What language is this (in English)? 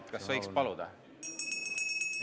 Estonian